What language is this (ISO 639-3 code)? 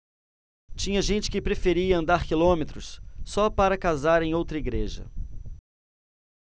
por